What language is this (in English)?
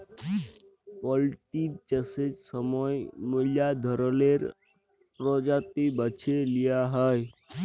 Bangla